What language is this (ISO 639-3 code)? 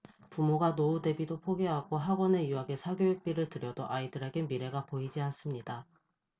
kor